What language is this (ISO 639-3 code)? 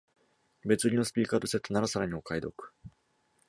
jpn